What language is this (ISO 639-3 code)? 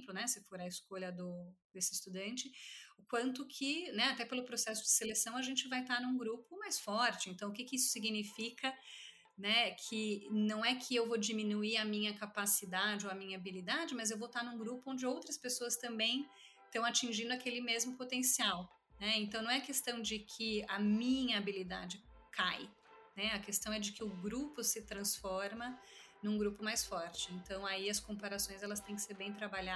por